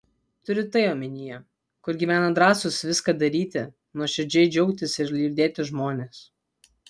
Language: Lithuanian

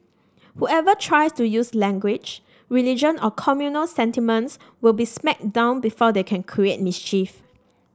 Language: English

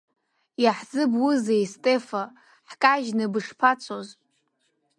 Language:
Abkhazian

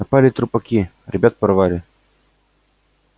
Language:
Russian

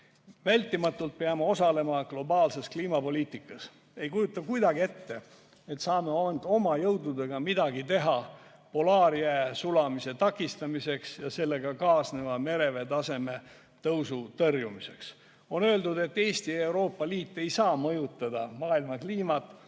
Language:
Estonian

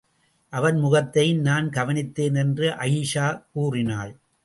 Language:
Tamil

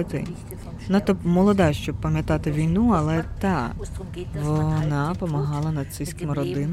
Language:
Ukrainian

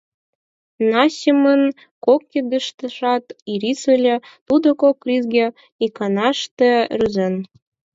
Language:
Mari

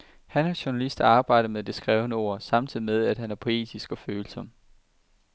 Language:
Danish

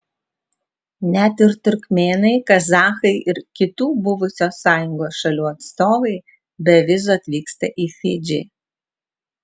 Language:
Lithuanian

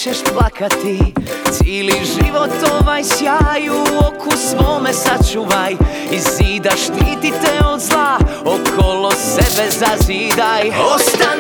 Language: Croatian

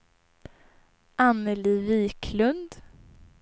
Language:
Swedish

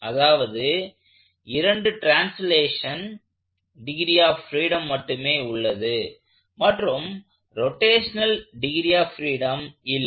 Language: Tamil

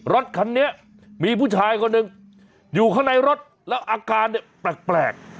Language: Thai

